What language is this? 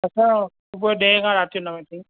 Sindhi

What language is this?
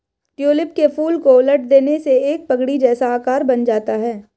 Hindi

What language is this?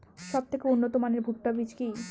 Bangla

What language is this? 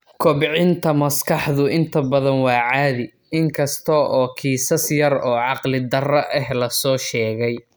Somali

